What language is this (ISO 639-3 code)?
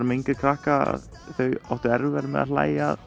isl